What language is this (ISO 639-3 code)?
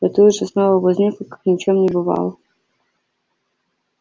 rus